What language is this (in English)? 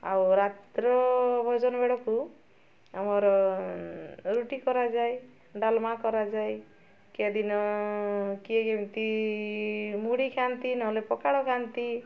Odia